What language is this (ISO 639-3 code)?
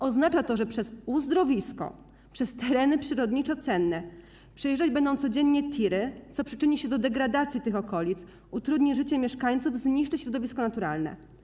pol